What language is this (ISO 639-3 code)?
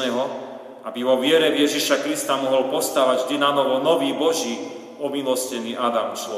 slk